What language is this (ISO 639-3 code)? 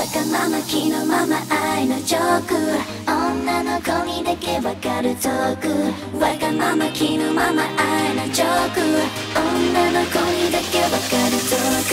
kor